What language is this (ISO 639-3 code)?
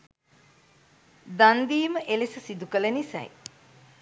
sin